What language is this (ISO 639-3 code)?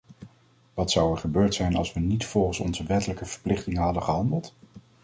nld